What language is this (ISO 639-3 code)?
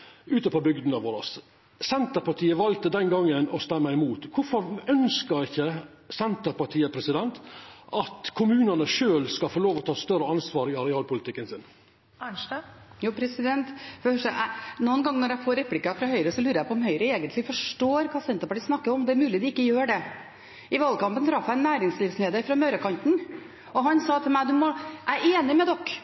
nor